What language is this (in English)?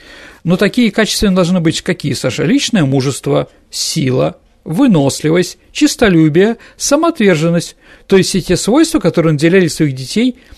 Russian